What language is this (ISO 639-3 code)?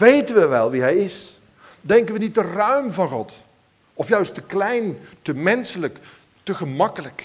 nld